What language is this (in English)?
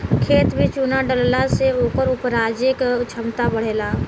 Bhojpuri